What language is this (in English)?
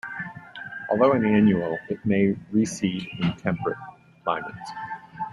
English